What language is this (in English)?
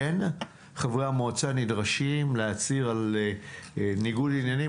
Hebrew